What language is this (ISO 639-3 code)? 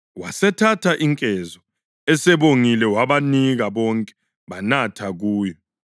nde